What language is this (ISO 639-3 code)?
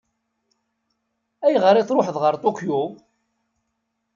kab